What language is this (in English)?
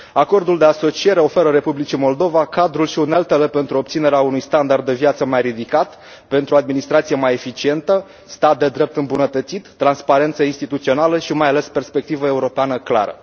Romanian